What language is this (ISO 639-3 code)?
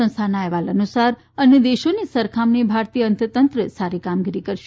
guj